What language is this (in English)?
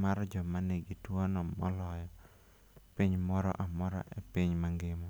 Luo (Kenya and Tanzania)